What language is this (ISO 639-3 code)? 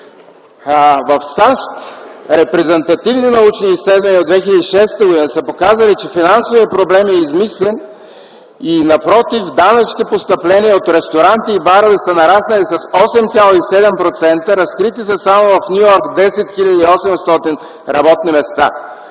bul